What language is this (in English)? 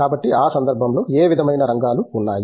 Telugu